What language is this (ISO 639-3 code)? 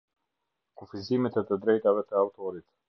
sqi